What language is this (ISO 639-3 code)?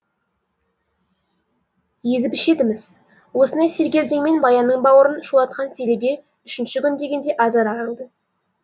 kaz